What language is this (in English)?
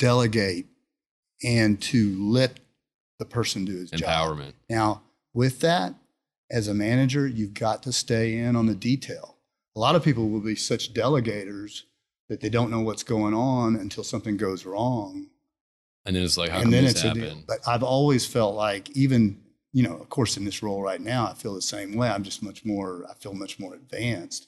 English